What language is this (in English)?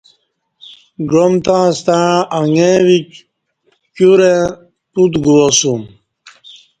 Kati